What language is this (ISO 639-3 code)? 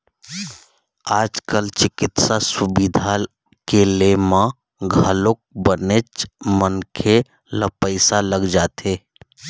hne